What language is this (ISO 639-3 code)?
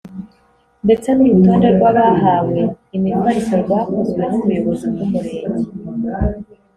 kin